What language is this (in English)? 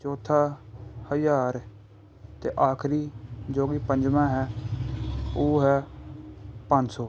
Punjabi